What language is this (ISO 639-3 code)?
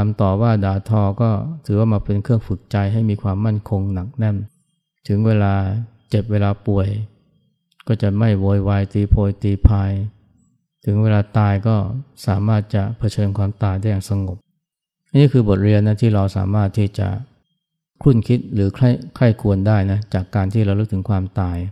tha